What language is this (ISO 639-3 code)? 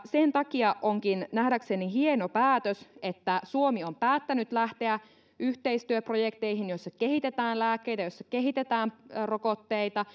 fin